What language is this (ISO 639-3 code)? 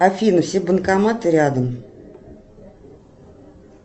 rus